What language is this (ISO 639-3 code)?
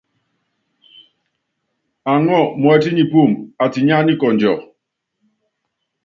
yav